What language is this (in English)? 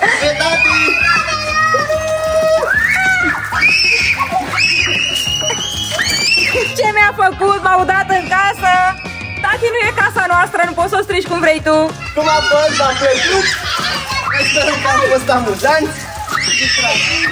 Romanian